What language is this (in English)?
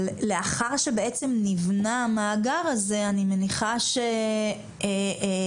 Hebrew